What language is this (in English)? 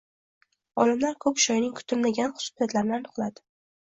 Uzbek